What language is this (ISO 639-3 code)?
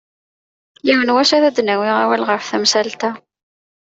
kab